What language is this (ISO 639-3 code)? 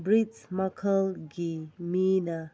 mni